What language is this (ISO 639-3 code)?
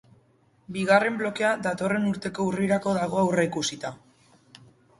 eus